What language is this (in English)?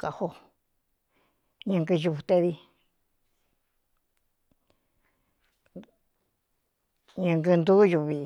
Cuyamecalco Mixtec